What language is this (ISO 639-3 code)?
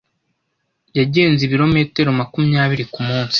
kin